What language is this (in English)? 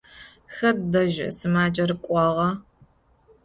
Adyghe